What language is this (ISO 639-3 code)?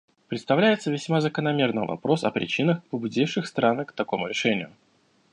rus